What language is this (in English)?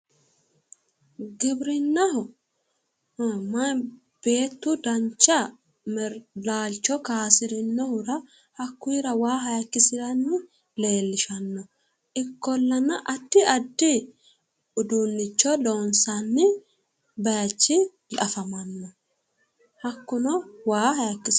Sidamo